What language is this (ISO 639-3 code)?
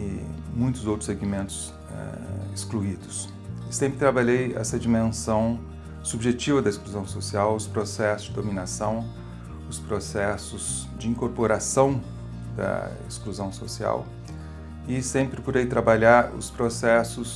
por